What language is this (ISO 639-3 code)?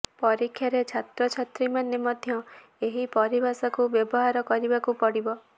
ori